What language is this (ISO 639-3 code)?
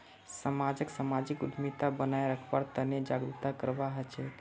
mag